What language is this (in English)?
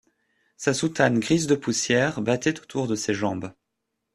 French